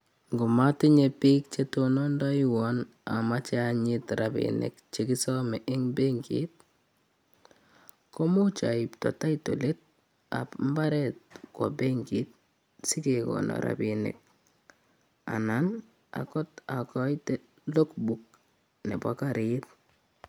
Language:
Kalenjin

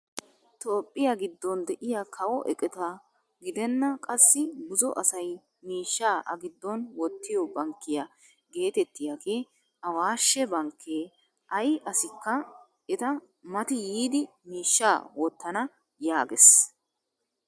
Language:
Wolaytta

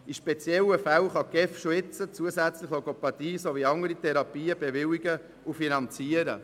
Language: Swiss German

